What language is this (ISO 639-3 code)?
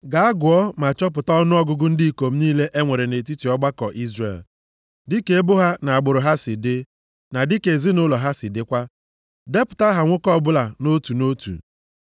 ibo